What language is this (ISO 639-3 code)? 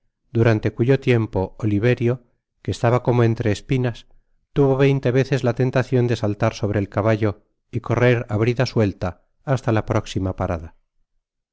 spa